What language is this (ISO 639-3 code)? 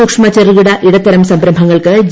mal